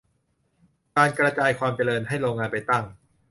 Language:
Thai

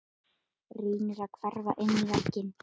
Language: Icelandic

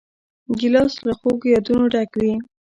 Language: Pashto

